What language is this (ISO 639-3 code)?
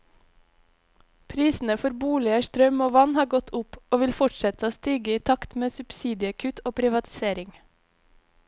nor